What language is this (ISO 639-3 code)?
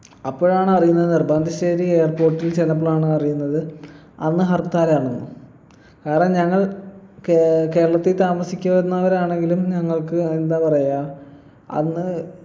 mal